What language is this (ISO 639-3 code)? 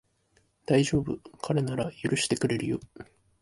jpn